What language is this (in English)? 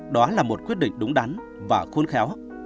Vietnamese